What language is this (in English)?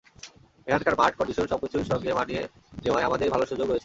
Bangla